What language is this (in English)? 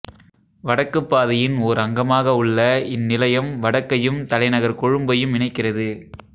Tamil